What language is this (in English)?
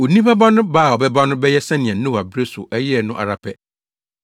Akan